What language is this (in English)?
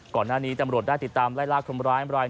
Thai